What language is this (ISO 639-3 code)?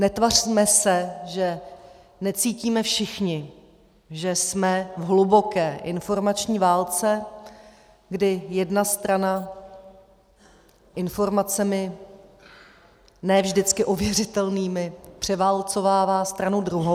ces